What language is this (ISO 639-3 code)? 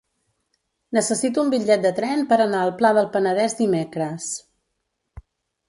cat